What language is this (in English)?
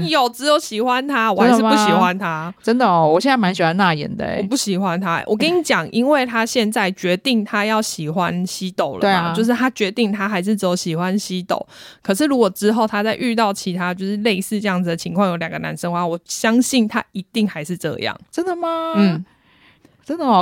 Chinese